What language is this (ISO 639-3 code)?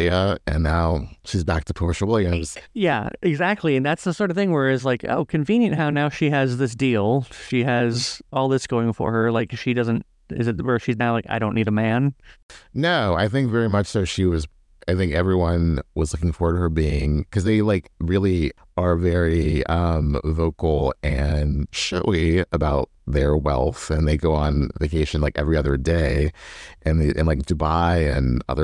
eng